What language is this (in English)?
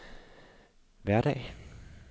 Danish